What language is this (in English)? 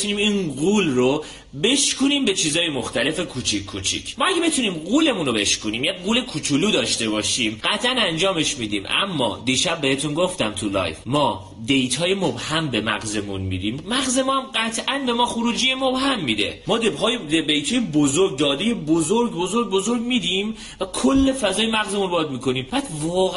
Persian